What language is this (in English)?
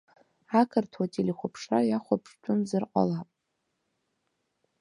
Abkhazian